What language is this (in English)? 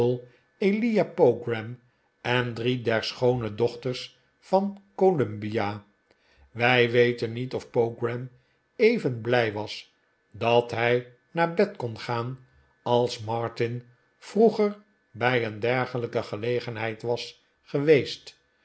Dutch